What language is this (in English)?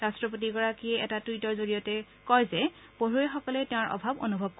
Assamese